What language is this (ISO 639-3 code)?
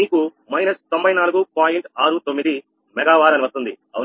tel